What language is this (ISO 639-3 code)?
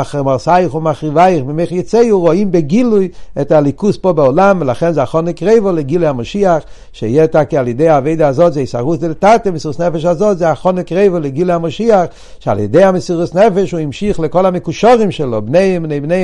heb